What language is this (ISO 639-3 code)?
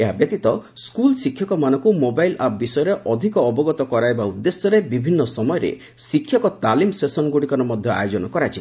ori